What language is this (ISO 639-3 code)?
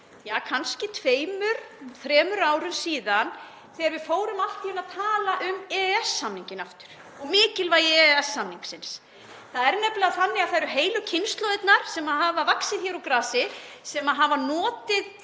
isl